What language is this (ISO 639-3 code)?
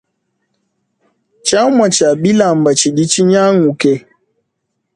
lua